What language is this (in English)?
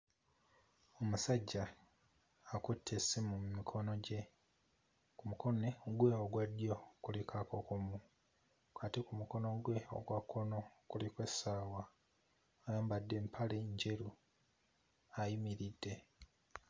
Ganda